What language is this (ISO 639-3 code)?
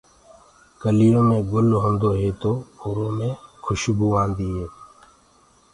ggg